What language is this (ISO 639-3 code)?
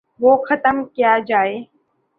urd